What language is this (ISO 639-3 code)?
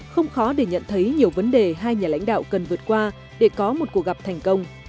vie